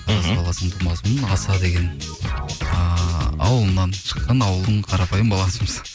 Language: Kazakh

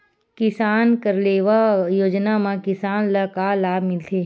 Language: Chhattisgarhi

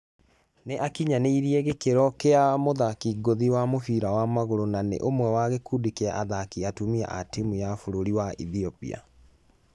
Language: Kikuyu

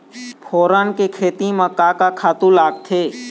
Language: Chhattisgarhi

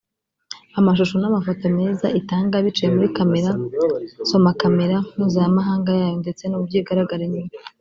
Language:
Kinyarwanda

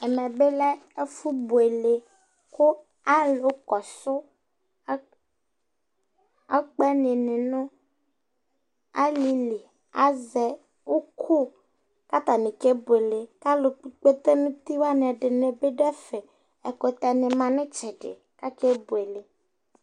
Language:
Ikposo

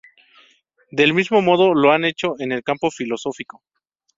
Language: Spanish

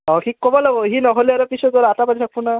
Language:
Assamese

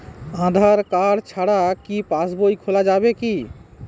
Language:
Bangla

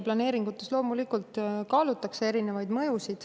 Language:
Estonian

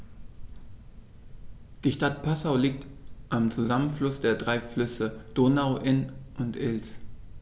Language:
German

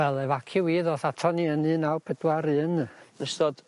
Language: Welsh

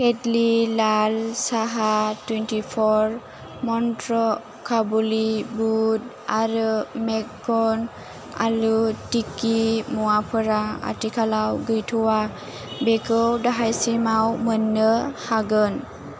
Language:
Bodo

